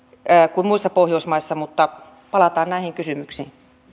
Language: Finnish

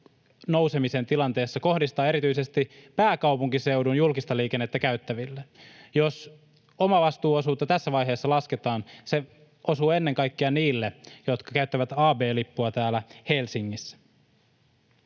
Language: Finnish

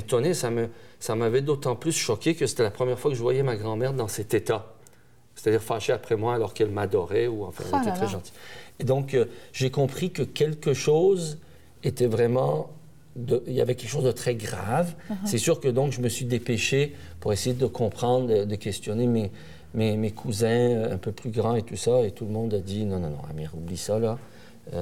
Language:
French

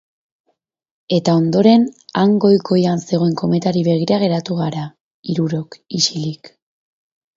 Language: Basque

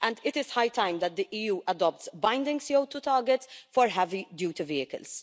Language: English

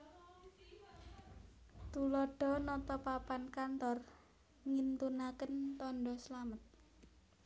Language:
Javanese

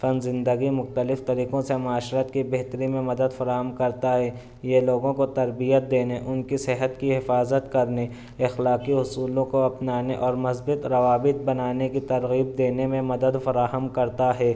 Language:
Urdu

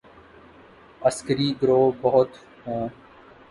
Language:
Urdu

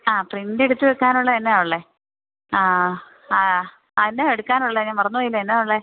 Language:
Malayalam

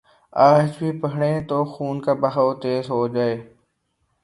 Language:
Urdu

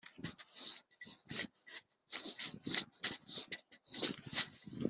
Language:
Kinyarwanda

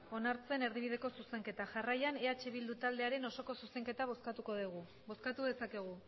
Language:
Basque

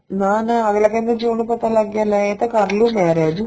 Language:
Punjabi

